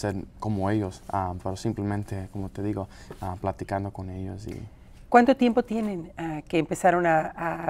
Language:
Spanish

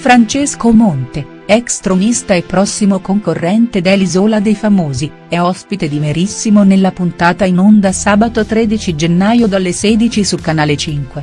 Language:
Italian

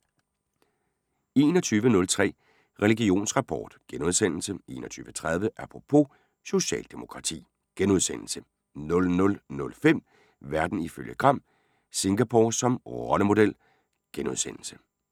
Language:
Danish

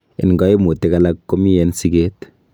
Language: Kalenjin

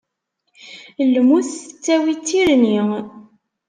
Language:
Kabyle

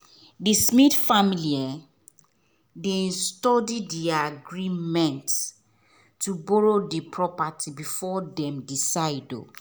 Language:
Nigerian Pidgin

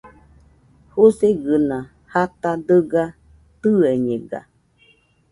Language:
Nüpode Huitoto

